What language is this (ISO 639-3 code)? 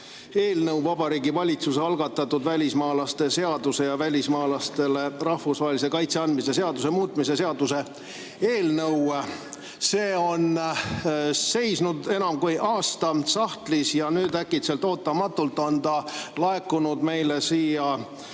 est